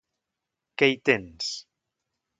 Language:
Catalan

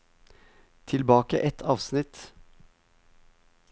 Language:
Norwegian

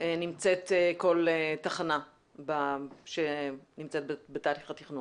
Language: Hebrew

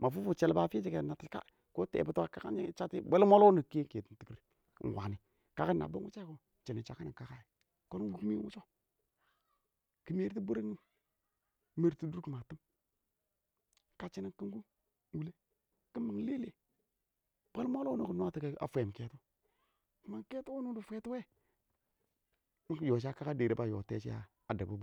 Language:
Awak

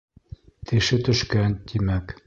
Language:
Bashkir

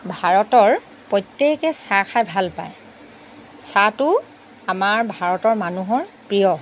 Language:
Assamese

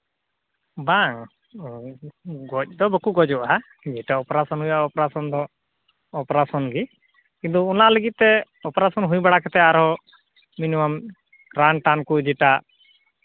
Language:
Santali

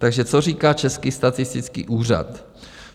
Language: Czech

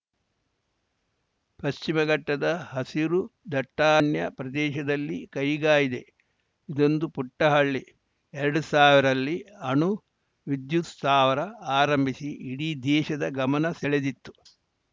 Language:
Kannada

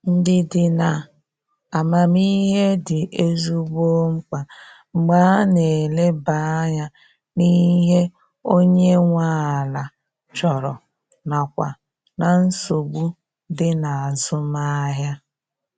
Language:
Igbo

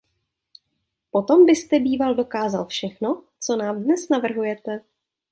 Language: Czech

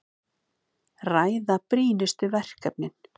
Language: Icelandic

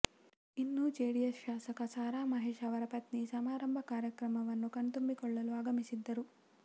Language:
Kannada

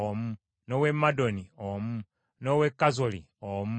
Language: Ganda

